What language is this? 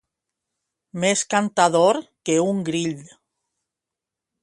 Catalan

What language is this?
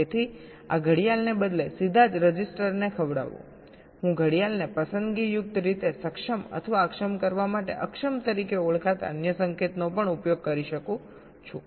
Gujarati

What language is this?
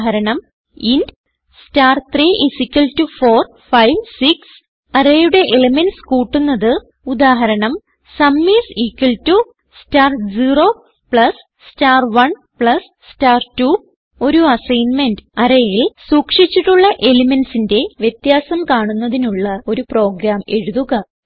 Malayalam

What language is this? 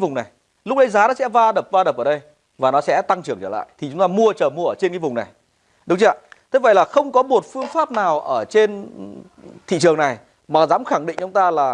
Vietnamese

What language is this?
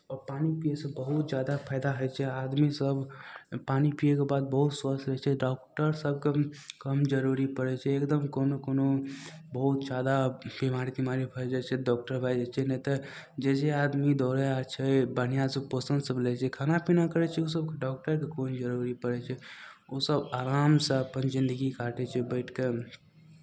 Maithili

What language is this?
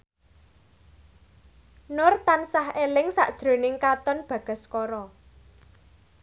Javanese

